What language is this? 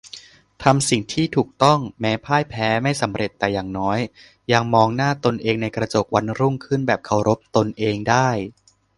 Thai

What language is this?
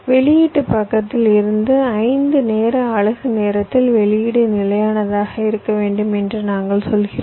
Tamil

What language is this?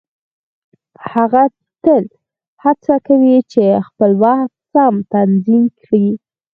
Pashto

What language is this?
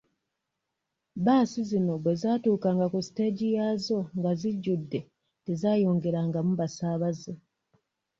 Ganda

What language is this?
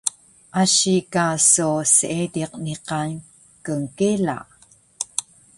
Taroko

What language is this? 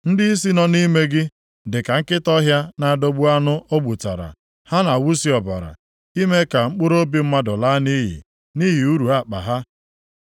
Igbo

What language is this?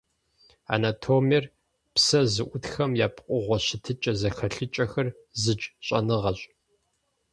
Kabardian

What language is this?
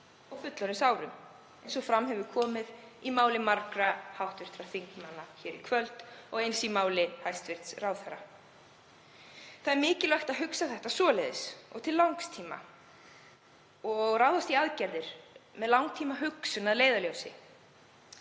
Icelandic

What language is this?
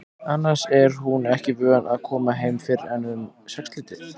Icelandic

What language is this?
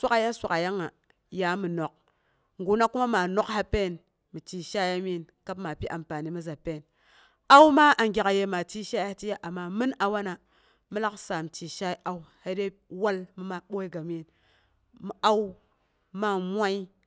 Boghom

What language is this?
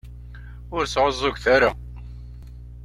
Kabyle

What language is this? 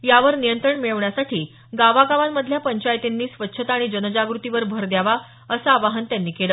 Marathi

